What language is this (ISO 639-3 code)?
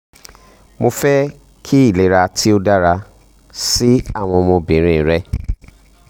yor